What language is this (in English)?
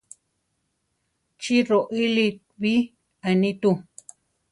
Central Tarahumara